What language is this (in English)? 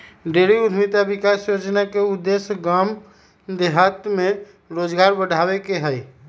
Magahi